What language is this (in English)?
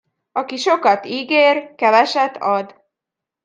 Hungarian